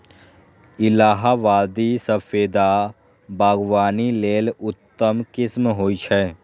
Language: Maithili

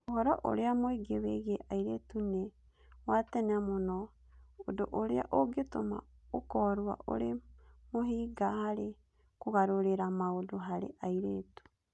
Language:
Kikuyu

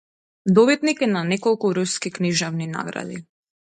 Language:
Macedonian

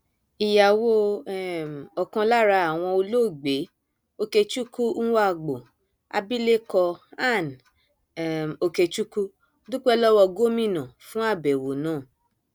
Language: Yoruba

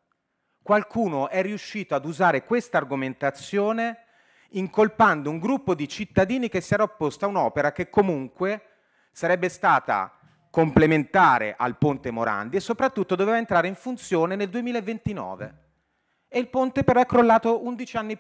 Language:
Italian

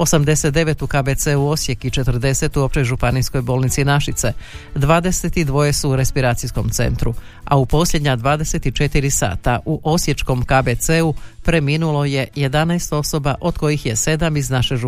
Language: Croatian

